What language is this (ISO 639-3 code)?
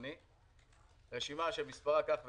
heb